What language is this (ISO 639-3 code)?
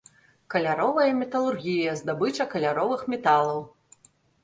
bel